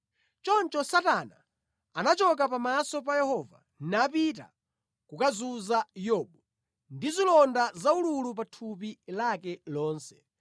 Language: Nyanja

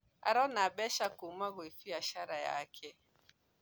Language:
Kikuyu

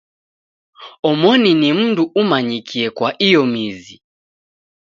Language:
Taita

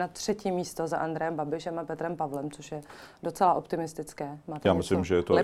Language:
Czech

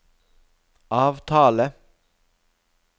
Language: Norwegian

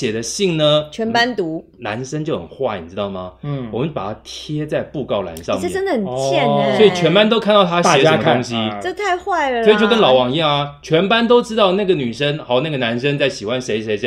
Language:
Chinese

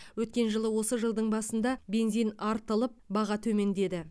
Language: Kazakh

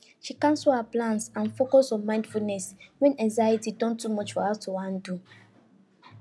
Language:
Nigerian Pidgin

